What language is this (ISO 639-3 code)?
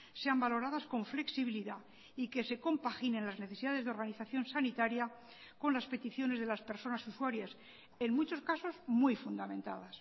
spa